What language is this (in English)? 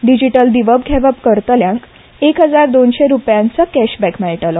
Konkani